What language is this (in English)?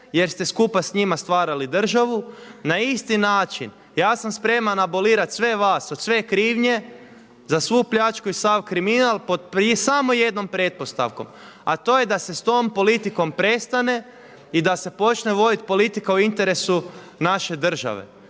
Croatian